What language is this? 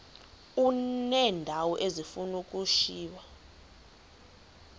Xhosa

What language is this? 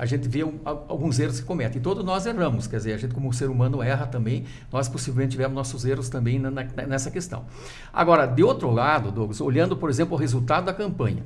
Portuguese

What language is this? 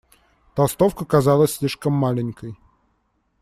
Russian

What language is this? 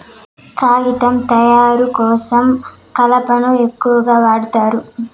Telugu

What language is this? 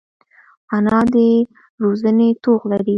Pashto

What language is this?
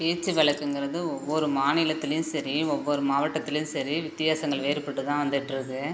Tamil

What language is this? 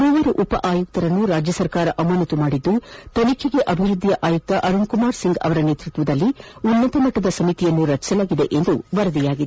Kannada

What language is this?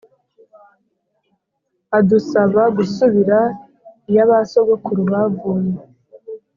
Kinyarwanda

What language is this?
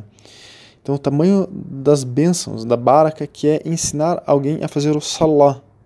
Portuguese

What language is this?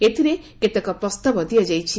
Odia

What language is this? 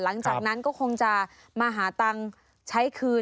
Thai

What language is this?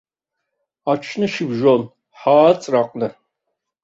Abkhazian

